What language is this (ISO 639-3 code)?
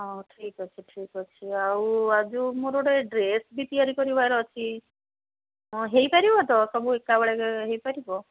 ori